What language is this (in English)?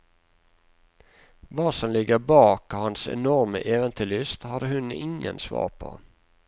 Norwegian